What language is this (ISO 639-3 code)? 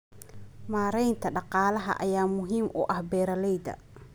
som